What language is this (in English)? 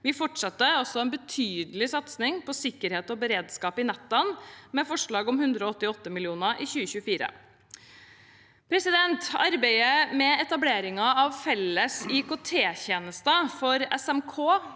Norwegian